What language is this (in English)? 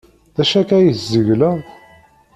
Kabyle